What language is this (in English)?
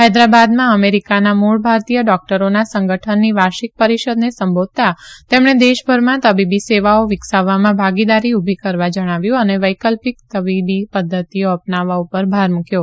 Gujarati